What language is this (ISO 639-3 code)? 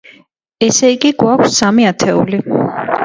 kat